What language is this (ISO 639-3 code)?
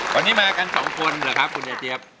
tha